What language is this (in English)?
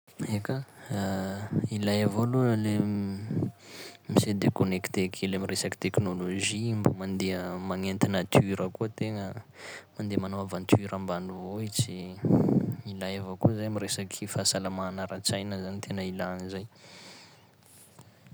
Sakalava Malagasy